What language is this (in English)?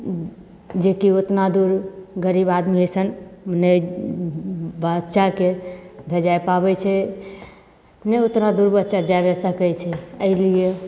Maithili